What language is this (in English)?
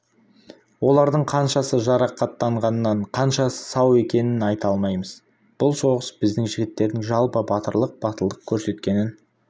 Kazakh